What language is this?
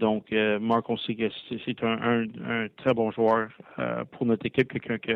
French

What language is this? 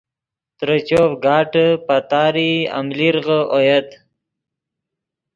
Yidgha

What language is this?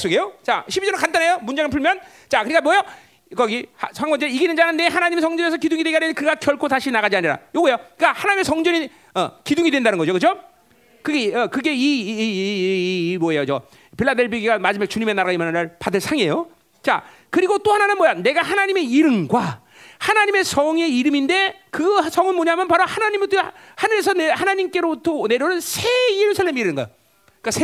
Korean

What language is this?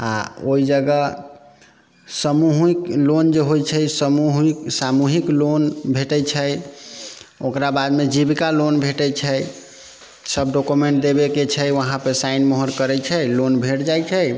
Maithili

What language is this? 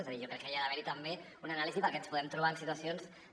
Catalan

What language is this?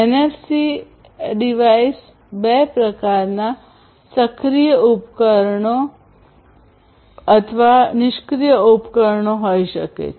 Gujarati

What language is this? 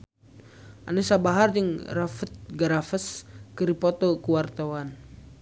Sundanese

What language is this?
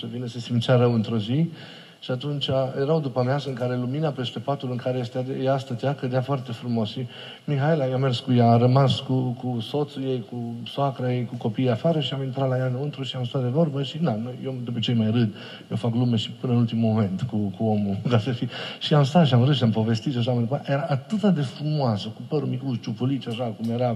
Romanian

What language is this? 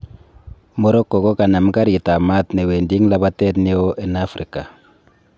Kalenjin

